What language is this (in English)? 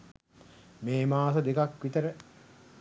Sinhala